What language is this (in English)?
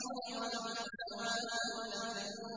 Arabic